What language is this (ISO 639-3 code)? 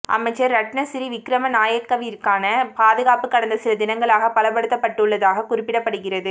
tam